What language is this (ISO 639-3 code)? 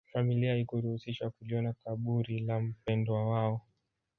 swa